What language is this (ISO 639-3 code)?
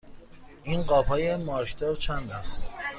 fas